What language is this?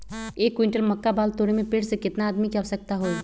Magahi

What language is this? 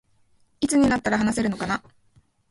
Japanese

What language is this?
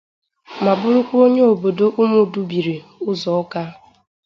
Igbo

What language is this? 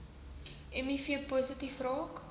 Afrikaans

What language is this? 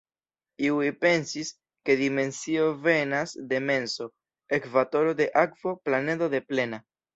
Esperanto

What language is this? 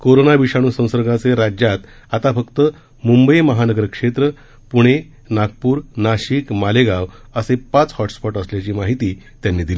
Marathi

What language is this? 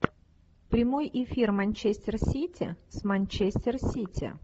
Russian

